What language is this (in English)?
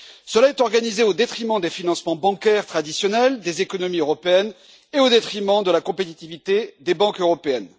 French